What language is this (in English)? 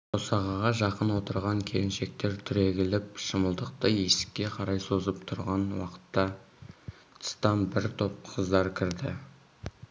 Kazakh